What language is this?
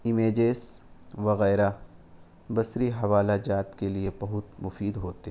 Urdu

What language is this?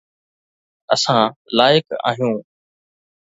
Sindhi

